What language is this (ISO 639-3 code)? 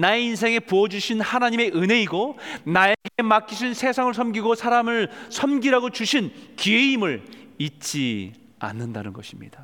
kor